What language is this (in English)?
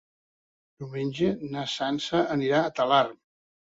Catalan